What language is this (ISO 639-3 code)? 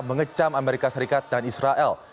ind